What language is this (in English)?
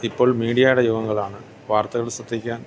Malayalam